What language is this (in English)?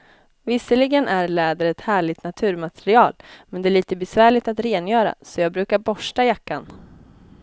Swedish